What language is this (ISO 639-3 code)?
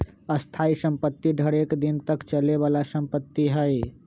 mag